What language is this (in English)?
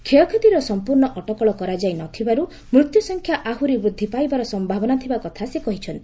Odia